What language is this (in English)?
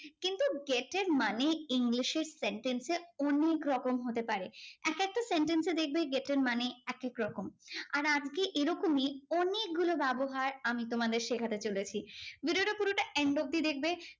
Bangla